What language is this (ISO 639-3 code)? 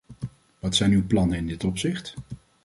nld